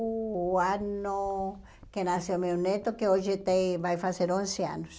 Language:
Portuguese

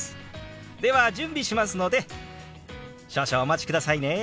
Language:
Japanese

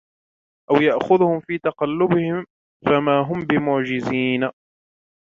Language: Arabic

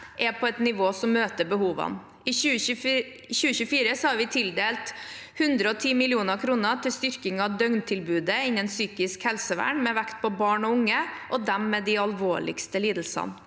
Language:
Norwegian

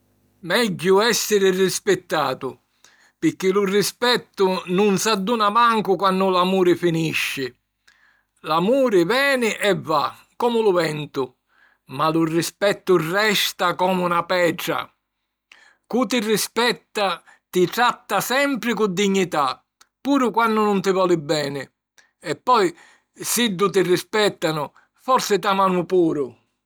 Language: Sicilian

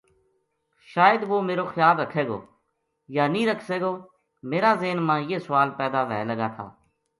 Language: Gujari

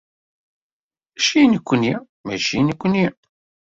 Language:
Kabyle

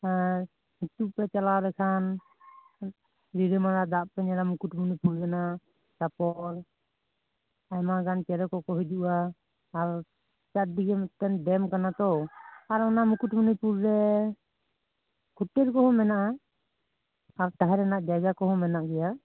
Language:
Santali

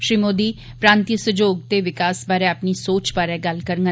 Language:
Dogri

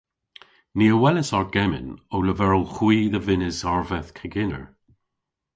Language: Cornish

